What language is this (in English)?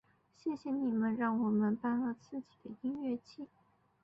Chinese